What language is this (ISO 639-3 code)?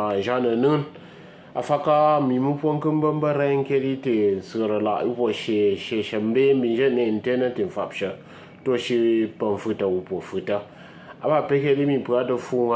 tha